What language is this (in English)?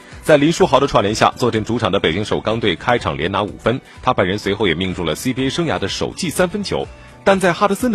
Chinese